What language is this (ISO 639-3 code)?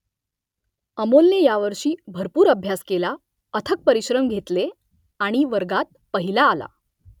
mar